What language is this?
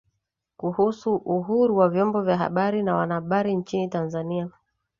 Swahili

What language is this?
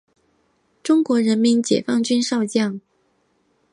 Chinese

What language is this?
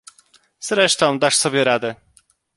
Polish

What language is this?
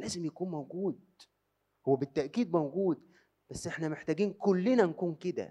Arabic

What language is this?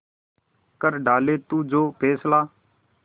Hindi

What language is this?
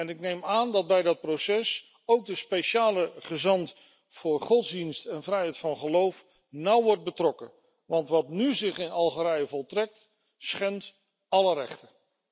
Dutch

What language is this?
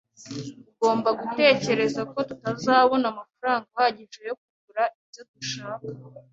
Kinyarwanda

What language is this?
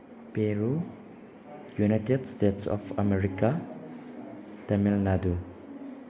Manipuri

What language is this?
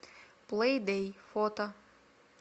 Russian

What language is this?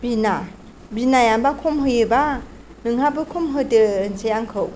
Bodo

